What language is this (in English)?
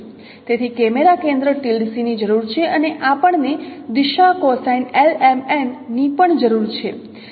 Gujarati